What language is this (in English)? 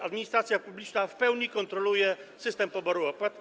Polish